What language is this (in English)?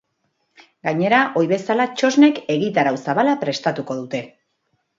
Basque